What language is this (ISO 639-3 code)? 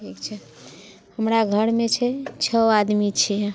mai